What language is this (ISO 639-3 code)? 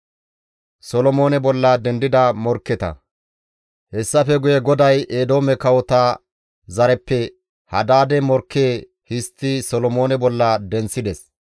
gmv